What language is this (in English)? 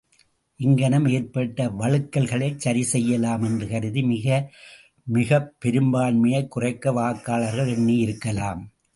Tamil